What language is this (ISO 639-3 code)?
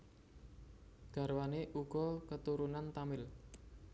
jav